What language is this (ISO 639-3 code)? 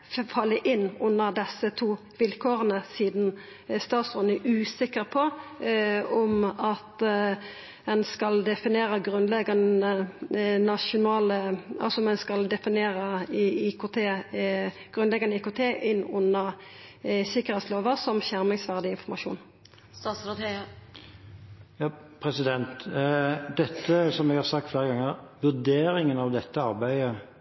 nor